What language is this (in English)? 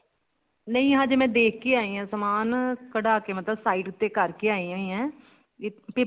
Punjabi